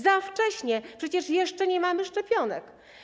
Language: Polish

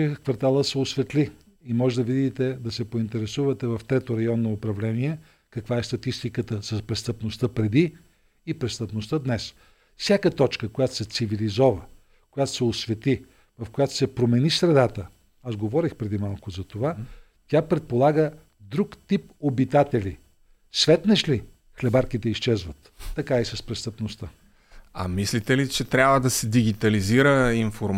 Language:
Bulgarian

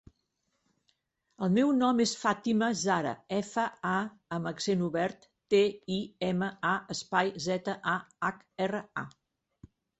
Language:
Catalan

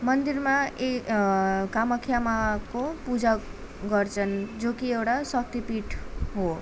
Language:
Nepali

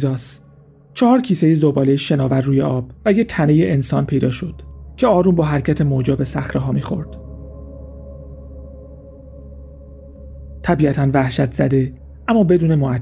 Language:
Persian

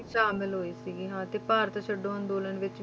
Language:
Punjabi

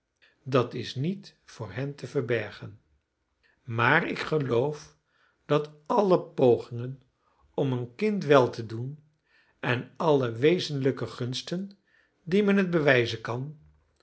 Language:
Dutch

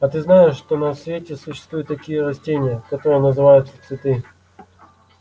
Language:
Russian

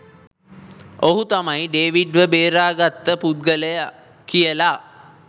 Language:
Sinhala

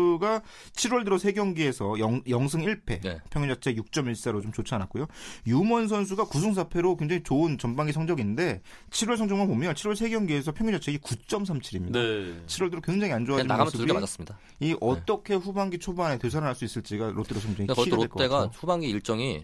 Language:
Korean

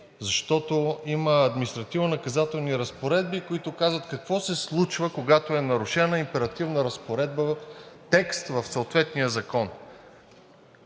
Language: Bulgarian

